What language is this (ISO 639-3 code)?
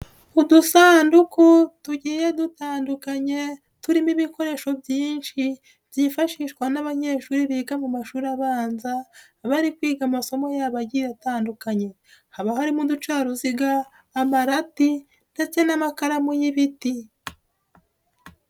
kin